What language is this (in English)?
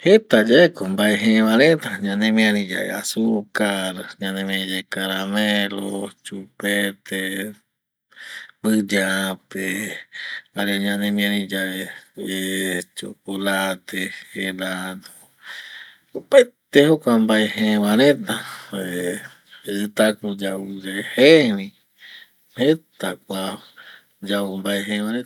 Eastern Bolivian Guaraní